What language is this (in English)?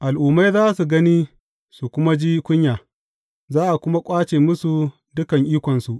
Hausa